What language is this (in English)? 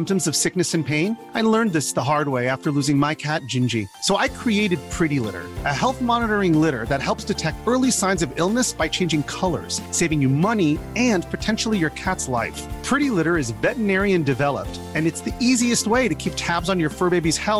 Swedish